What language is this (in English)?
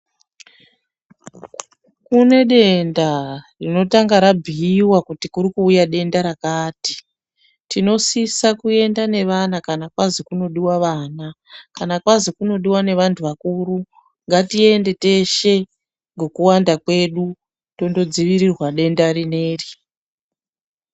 Ndau